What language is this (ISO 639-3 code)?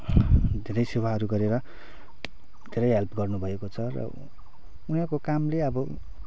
nep